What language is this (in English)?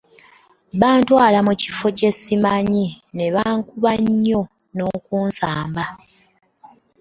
Ganda